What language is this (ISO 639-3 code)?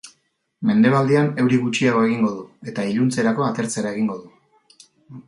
eus